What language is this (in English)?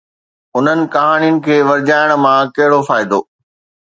Sindhi